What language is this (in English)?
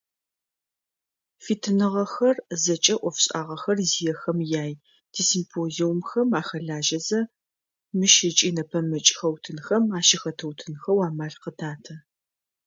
Adyghe